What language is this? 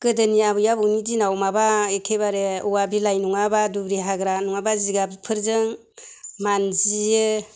Bodo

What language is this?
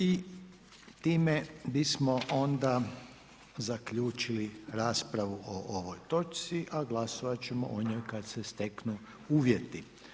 Croatian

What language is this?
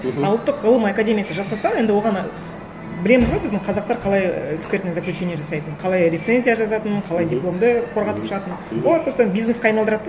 Kazakh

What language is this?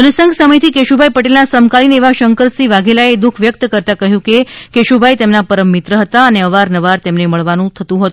Gujarati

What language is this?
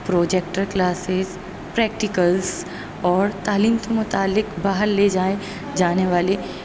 Urdu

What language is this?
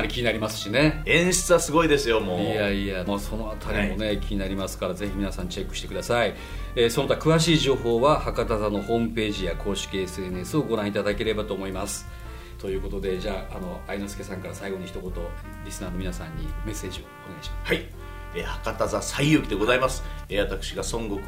Japanese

